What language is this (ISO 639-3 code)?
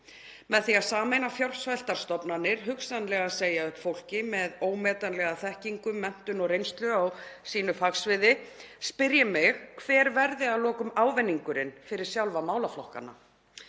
isl